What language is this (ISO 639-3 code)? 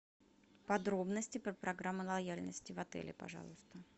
rus